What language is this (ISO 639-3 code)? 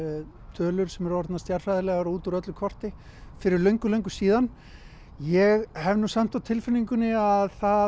isl